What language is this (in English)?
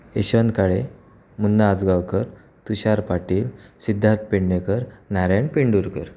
Marathi